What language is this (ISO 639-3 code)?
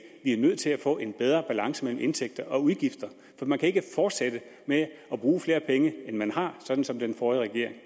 dan